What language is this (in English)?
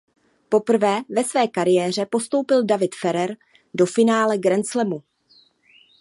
Czech